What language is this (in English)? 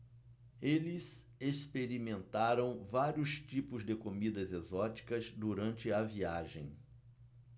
Portuguese